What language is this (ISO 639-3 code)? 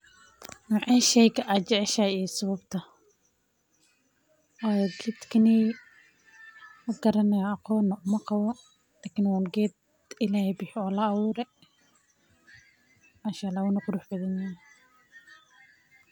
som